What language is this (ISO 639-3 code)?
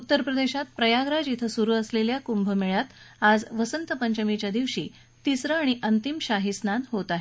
mar